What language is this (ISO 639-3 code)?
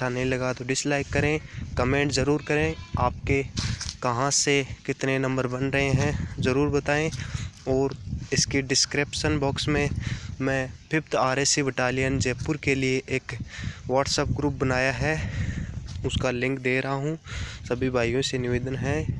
hin